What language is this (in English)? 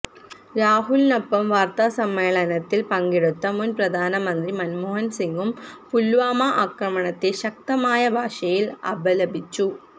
Malayalam